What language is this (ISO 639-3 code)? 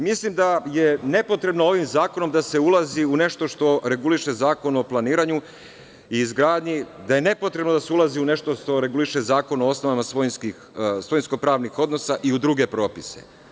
srp